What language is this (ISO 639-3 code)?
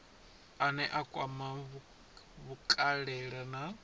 ven